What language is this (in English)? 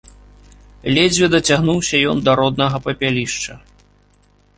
Belarusian